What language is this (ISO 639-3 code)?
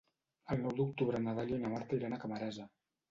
cat